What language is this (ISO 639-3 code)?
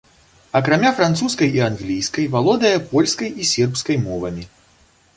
bel